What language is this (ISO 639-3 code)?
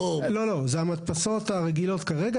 heb